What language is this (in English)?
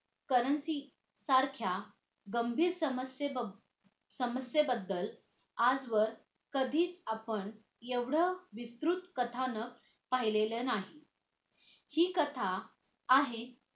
Marathi